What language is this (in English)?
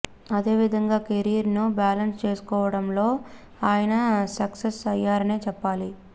Telugu